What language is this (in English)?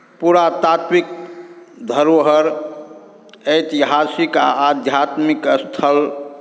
Maithili